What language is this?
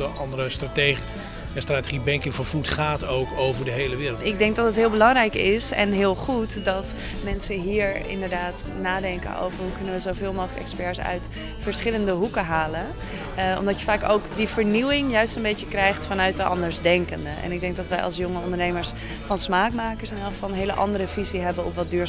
Dutch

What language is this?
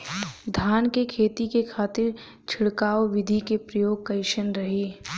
Bhojpuri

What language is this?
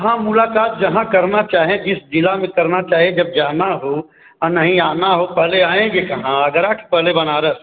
Hindi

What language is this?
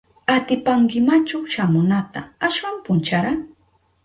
Southern Pastaza Quechua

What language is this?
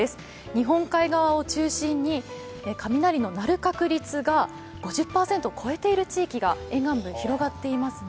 Japanese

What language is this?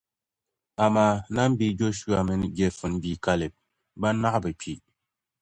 Dagbani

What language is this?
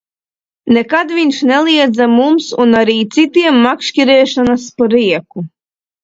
Latvian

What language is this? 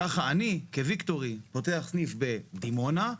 Hebrew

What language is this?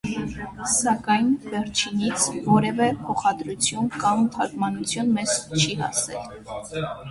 Armenian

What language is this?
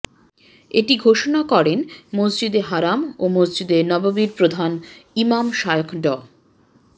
Bangla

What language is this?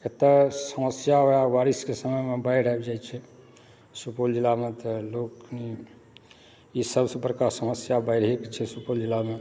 Maithili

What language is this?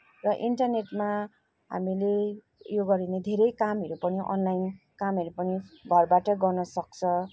Nepali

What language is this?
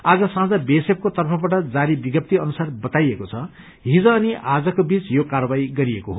Nepali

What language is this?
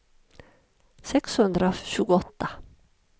Swedish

